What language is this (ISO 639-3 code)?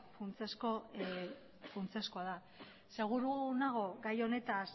eus